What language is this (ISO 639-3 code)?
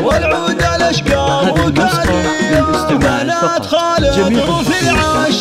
ara